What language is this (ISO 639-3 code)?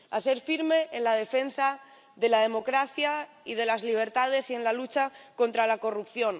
spa